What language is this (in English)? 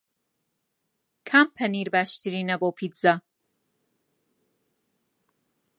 Central Kurdish